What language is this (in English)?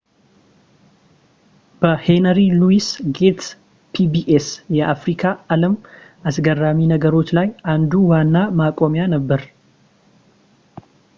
Amharic